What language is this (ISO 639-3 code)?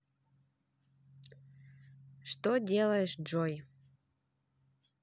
rus